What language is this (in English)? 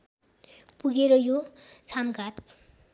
Nepali